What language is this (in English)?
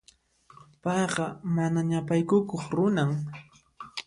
Puno Quechua